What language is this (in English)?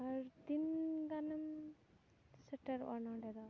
Santali